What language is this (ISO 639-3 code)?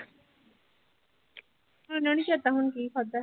pan